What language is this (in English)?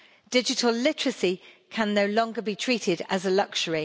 English